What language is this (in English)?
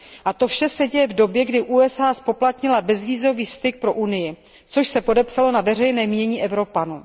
Czech